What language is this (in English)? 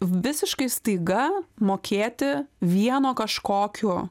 Lithuanian